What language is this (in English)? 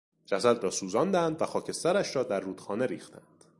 Persian